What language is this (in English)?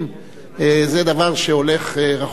Hebrew